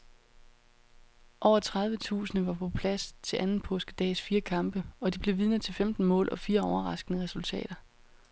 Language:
Danish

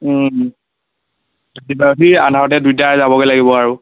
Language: Assamese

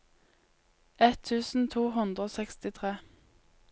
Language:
Norwegian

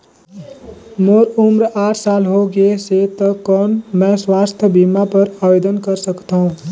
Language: Chhattisgarhi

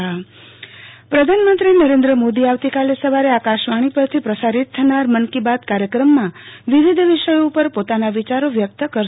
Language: Gujarati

